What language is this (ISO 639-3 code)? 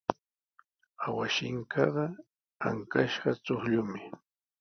qws